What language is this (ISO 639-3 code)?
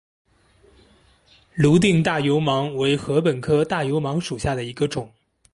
zho